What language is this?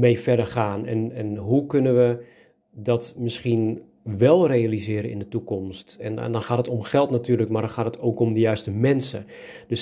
Dutch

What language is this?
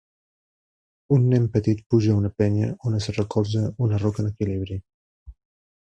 Catalan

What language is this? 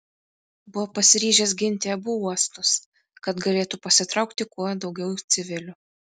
Lithuanian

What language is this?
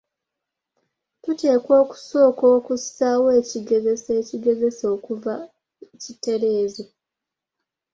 Ganda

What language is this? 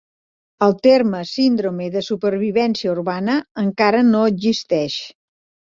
Catalan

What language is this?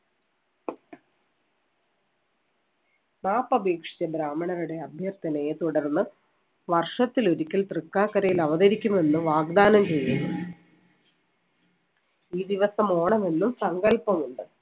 Malayalam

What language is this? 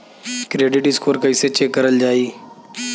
Bhojpuri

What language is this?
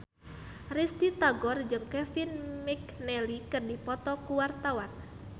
Sundanese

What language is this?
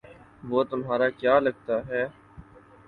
Urdu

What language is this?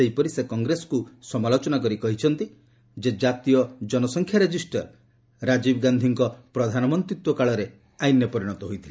Odia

